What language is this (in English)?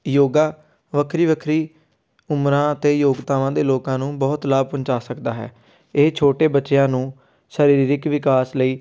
Punjabi